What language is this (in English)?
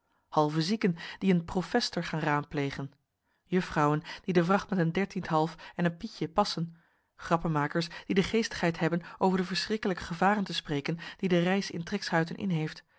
Dutch